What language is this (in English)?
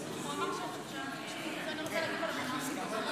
Hebrew